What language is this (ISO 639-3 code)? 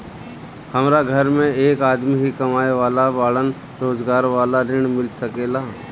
bho